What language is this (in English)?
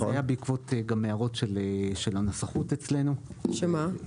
Hebrew